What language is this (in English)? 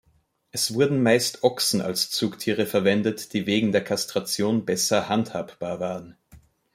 German